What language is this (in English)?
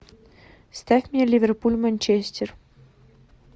Russian